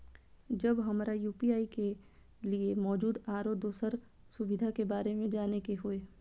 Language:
Maithili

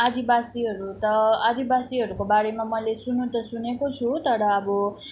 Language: Nepali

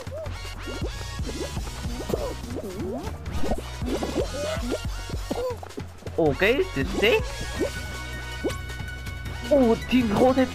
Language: Dutch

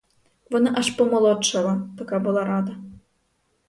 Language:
Ukrainian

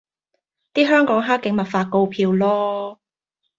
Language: Cantonese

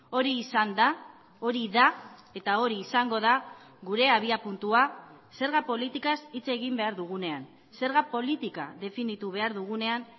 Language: Basque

